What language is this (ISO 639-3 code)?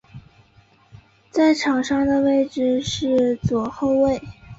zho